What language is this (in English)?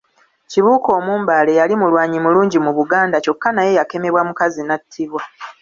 Ganda